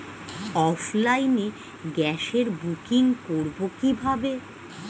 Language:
Bangla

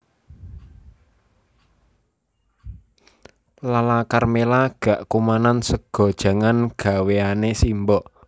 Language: Javanese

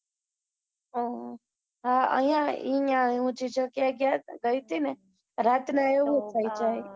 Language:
Gujarati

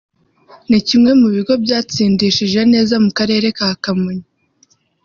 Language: Kinyarwanda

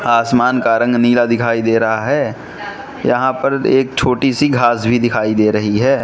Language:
Hindi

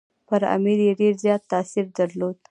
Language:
Pashto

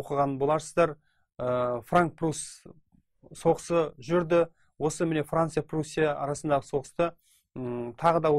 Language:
Turkish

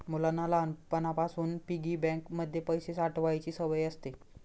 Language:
Marathi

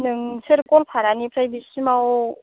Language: Bodo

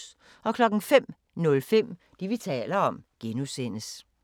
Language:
Danish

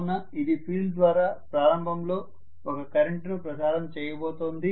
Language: Telugu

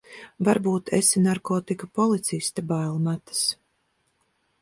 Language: Latvian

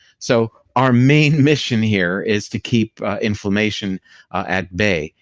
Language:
English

